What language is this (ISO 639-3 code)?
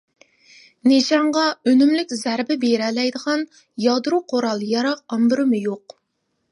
uig